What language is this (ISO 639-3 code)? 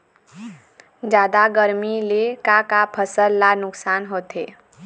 hne